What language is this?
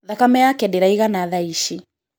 Kikuyu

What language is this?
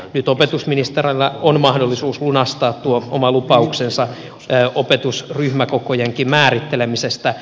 Finnish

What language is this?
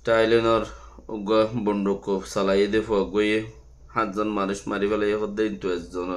Turkish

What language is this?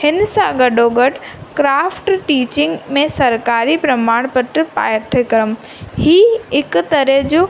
Sindhi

